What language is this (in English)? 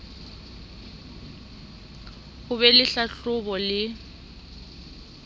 Southern Sotho